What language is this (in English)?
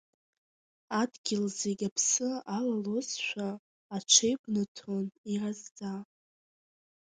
Abkhazian